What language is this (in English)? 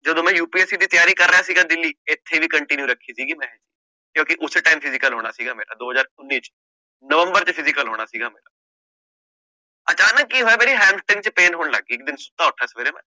Punjabi